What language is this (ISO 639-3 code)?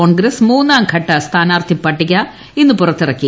mal